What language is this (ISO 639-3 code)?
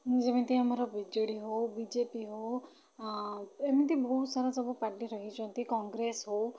ori